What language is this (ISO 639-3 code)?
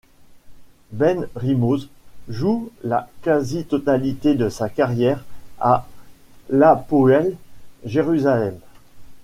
fra